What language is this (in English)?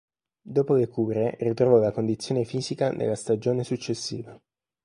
Italian